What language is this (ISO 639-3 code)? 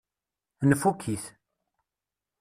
kab